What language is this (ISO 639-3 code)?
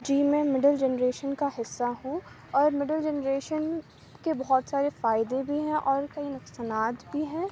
urd